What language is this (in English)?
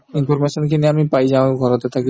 Assamese